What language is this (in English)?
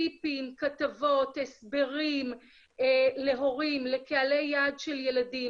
Hebrew